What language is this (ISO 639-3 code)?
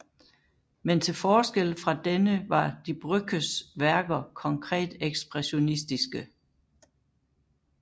dan